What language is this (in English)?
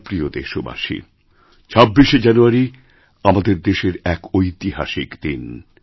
Bangla